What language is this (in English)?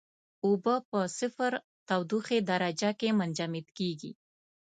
Pashto